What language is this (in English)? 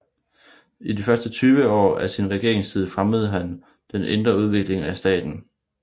Danish